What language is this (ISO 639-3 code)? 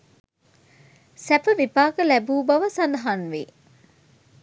sin